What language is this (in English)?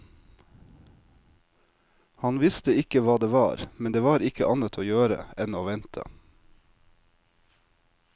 Norwegian